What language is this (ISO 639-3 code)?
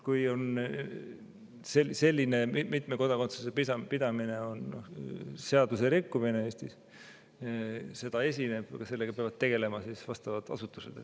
est